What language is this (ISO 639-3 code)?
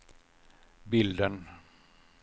swe